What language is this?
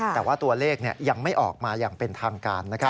Thai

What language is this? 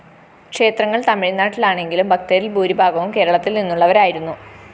Malayalam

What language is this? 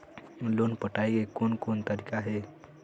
Chhattisgarhi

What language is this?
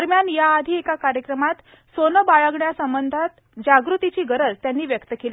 Marathi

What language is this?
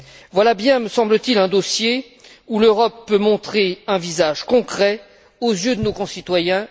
French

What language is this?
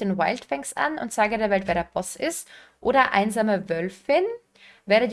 German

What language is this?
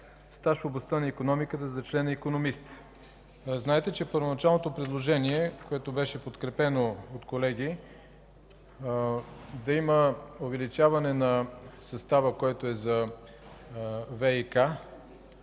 Bulgarian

